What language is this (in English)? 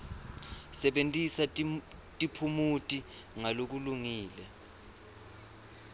Swati